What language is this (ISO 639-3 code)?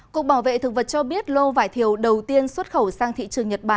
vie